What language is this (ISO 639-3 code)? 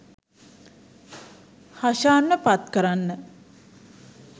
sin